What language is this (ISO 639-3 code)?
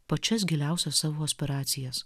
lit